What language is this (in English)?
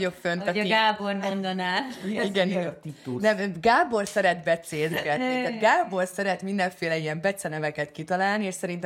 Hungarian